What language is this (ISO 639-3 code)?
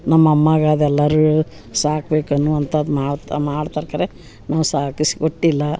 kan